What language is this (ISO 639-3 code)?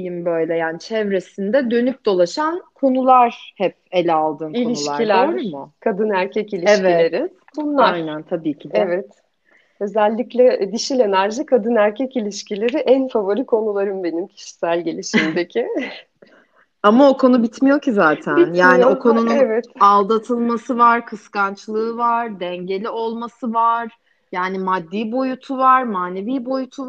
tur